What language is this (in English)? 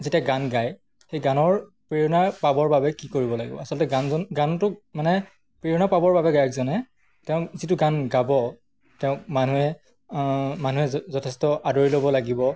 Assamese